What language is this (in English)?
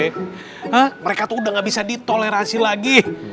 Indonesian